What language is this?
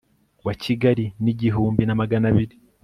Kinyarwanda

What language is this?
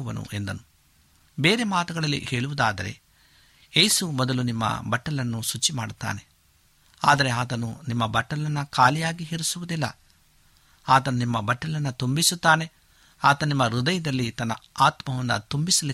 Kannada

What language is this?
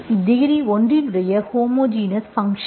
Tamil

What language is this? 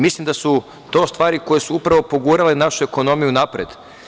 Serbian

